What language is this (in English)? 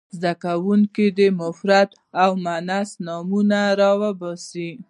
Pashto